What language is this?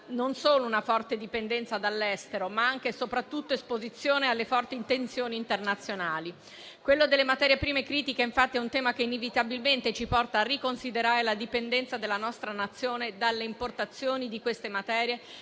Italian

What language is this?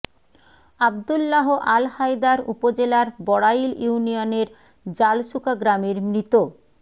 Bangla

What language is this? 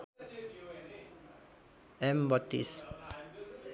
Nepali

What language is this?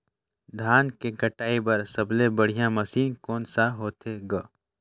Chhattisgarhi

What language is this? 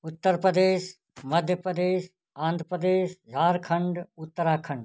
Hindi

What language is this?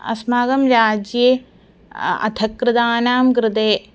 Sanskrit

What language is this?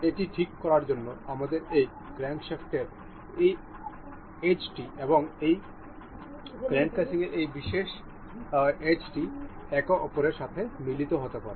Bangla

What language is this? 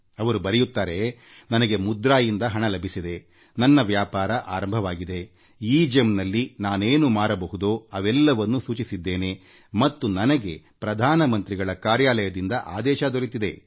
Kannada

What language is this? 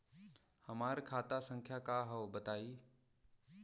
Bhojpuri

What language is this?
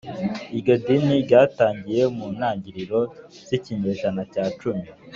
Kinyarwanda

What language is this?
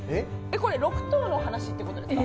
Japanese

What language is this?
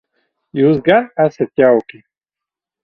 Latvian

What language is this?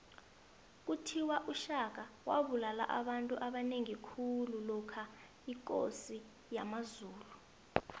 South Ndebele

